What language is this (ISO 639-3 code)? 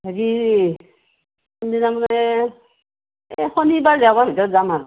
asm